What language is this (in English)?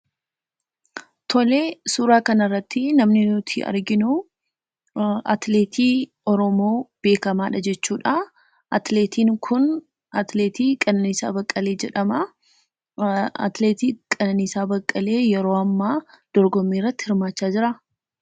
Oromo